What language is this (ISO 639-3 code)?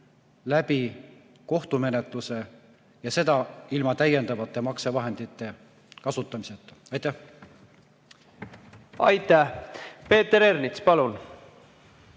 est